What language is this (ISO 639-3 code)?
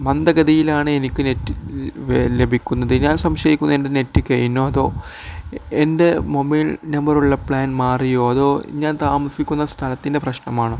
mal